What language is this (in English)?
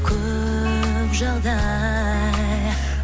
Kazakh